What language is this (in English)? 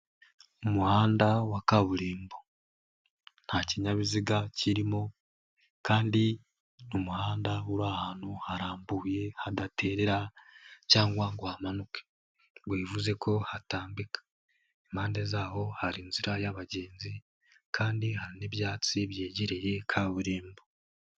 Kinyarwanda